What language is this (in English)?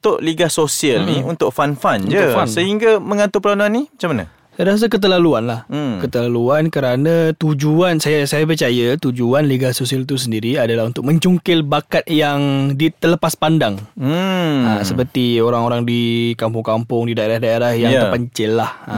Malay